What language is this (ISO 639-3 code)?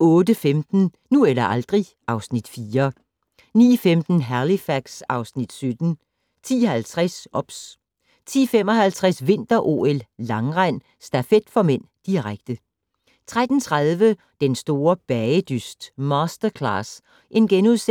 dan